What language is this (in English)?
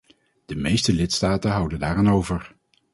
Dutch